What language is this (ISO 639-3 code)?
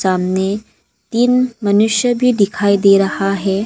hin